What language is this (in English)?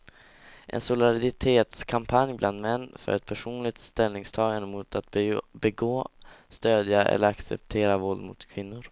Swedish